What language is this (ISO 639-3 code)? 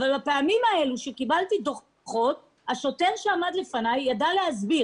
heb